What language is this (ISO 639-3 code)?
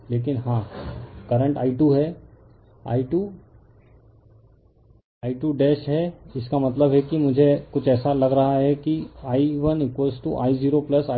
hin